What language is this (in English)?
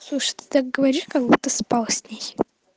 Russian